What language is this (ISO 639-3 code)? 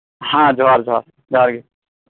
sat